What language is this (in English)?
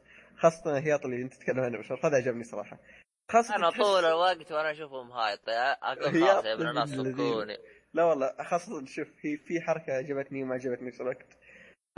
Arabic